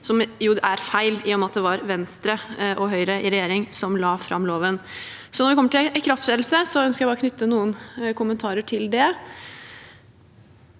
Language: Norwegian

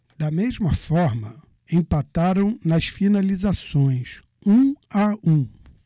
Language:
Portuguese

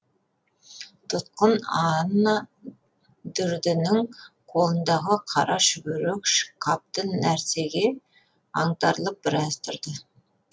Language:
Kazakh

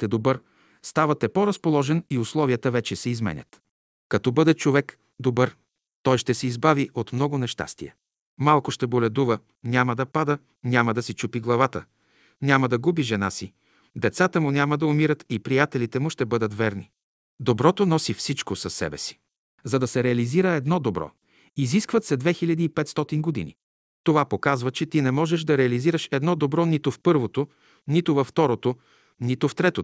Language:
Bulgarian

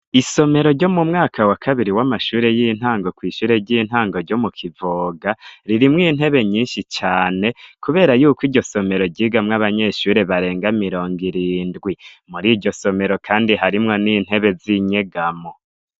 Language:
Rundi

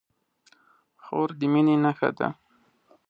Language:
Pashto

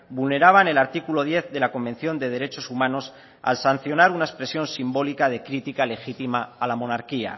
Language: Spanish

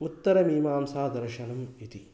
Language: Sanskrit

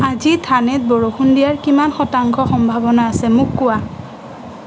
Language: Assamese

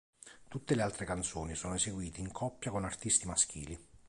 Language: Italian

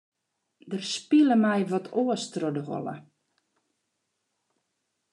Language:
Western Frisian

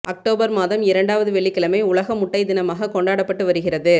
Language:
Tamil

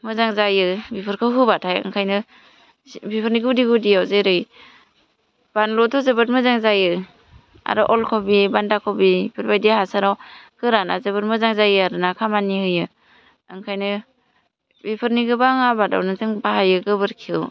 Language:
Bodo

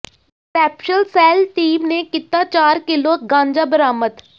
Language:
Punjabi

